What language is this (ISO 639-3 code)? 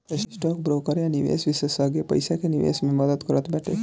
bho